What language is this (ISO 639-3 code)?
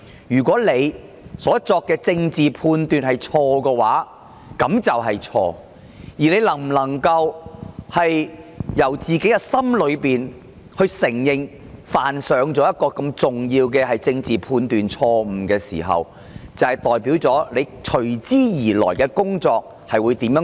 yue